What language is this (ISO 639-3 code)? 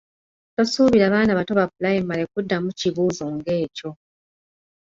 lug